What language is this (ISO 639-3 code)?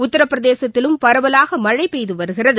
tam